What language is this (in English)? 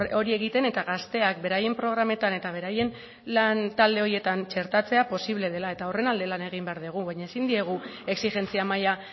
Basque